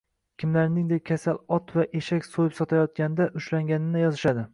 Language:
Uzbek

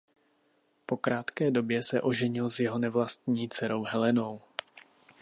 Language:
Czech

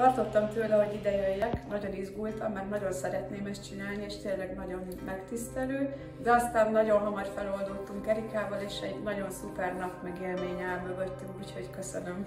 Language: Hungarian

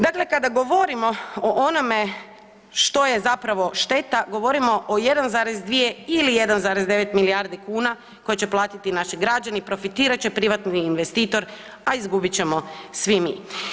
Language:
Croatian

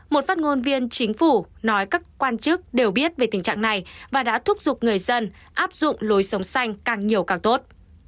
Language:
Vietnamese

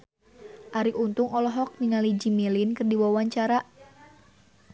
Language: Sundanese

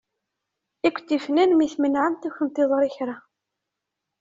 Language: Kabyle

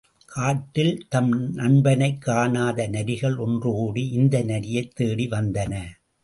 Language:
Tamil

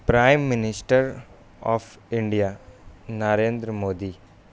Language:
Urdu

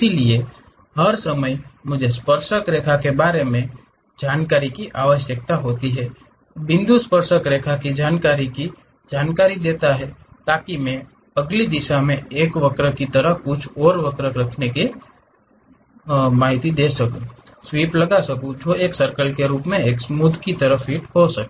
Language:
Hindi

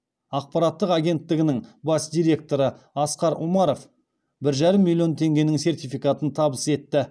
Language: Kazakh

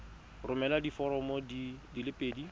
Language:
Tswana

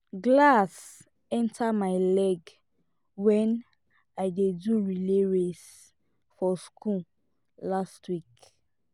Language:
Nigerian Pidgin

